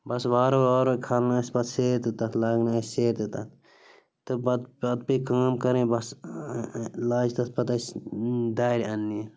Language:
Kashmiri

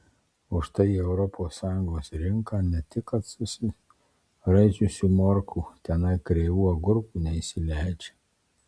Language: Lithuanian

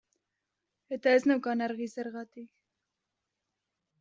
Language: Basque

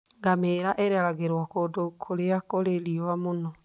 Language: Kikuyu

